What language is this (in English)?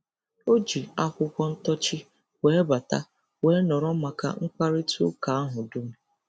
Igbo